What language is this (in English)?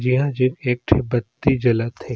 Surgujia